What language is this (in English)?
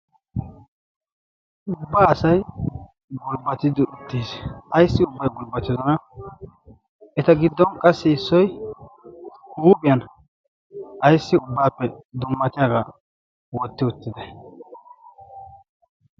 Wolaytta